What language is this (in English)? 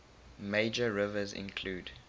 English